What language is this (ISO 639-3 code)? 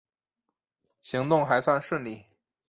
zho